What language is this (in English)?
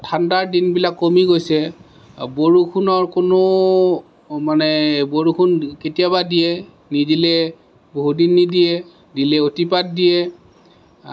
Assamese